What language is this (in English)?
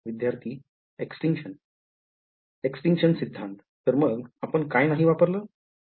Marathi